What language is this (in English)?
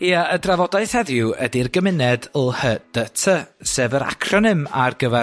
Welsh